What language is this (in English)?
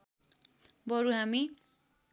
Nepali